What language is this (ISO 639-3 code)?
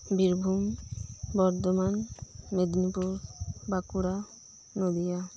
sat